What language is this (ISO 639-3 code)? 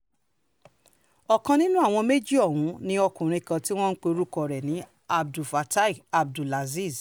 yor